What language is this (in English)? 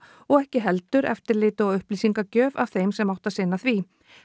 Icelandic